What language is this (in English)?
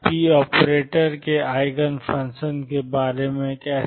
Hindi